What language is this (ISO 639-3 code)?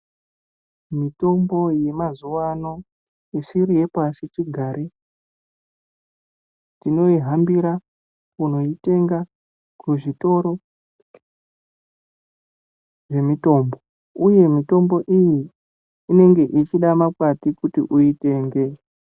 ndc